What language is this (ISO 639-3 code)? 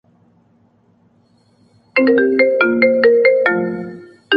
urd